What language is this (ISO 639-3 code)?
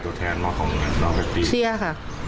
tha